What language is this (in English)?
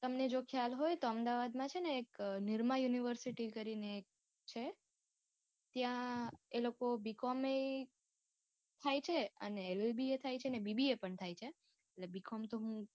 Gujarati